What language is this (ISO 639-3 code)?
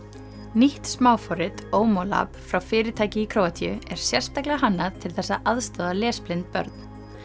isl